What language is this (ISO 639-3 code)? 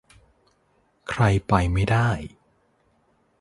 tha